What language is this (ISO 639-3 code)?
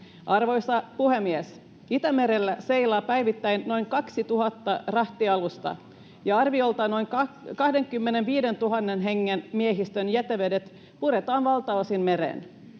fin